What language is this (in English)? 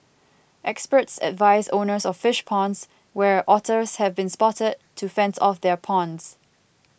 English